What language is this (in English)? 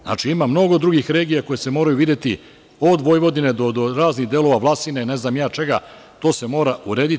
Serbian